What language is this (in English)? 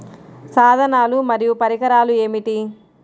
Telugu